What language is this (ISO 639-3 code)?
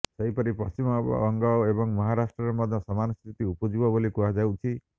ori